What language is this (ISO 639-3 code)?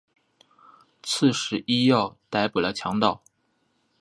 zho